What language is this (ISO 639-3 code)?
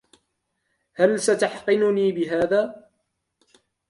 ara